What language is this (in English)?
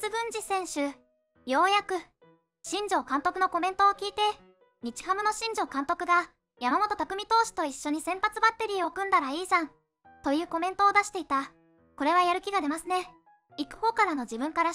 Japanese